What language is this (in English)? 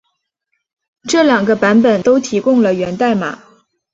Chinese